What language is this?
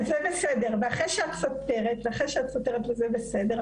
Hebrew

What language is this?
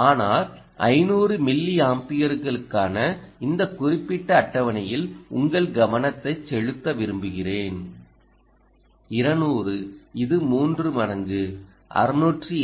Tamil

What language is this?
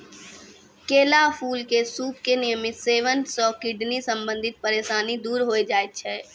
Maithili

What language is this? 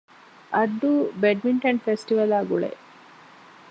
Divehi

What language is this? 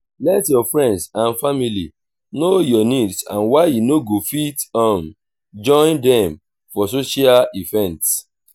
Nigerian Pidgin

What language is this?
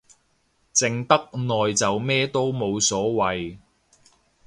Cantonese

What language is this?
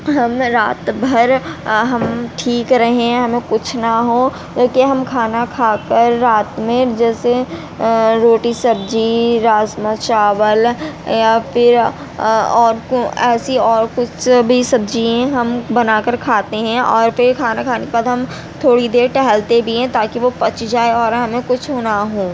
Urdu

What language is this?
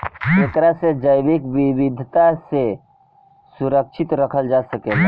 Bhojpuri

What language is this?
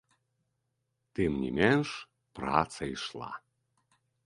Belarusian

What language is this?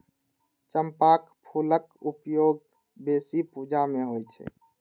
Maithili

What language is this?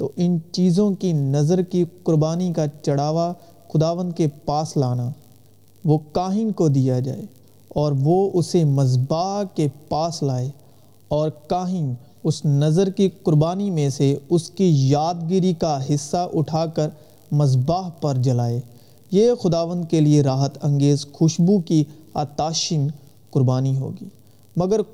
Urdu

